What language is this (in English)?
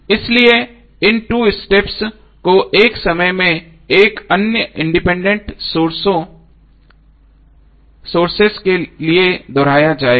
Hindi